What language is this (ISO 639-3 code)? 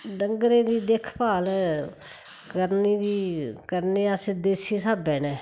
doi